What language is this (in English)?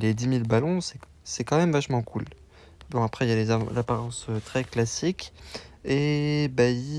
French